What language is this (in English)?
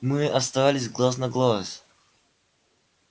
Russian